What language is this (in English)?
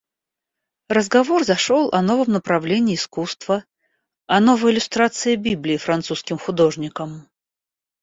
Russian